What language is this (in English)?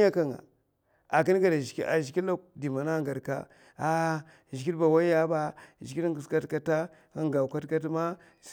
Mafa